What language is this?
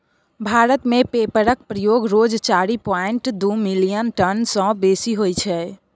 Maithili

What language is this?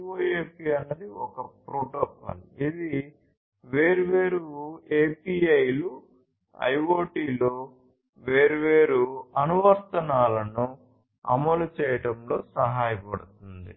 Telugu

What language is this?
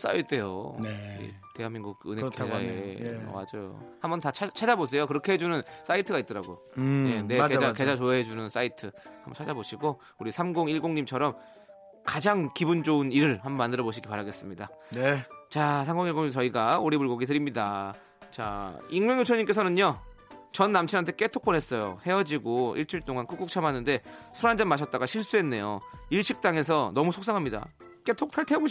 Korean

